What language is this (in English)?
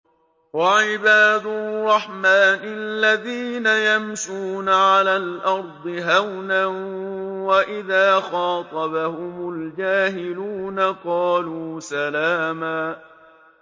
Arabic